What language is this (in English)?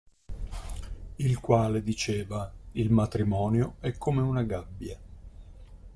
Italian